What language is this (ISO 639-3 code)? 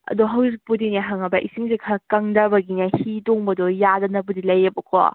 mni